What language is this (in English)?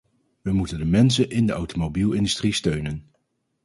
Dutch